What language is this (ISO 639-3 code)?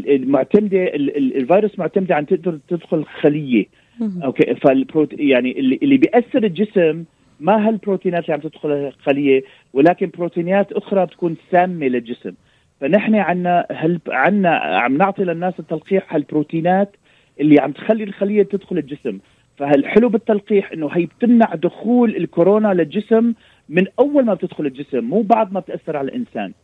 ara